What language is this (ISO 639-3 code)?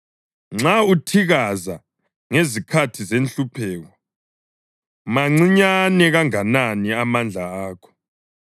nde